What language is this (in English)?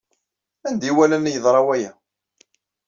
Kabyle